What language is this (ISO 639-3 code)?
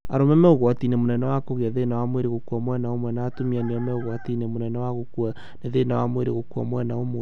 kik